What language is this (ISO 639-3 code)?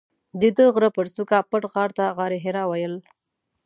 pus